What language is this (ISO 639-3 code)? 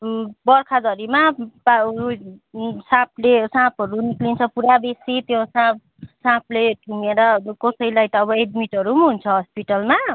nep